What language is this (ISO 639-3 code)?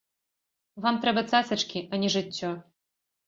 bel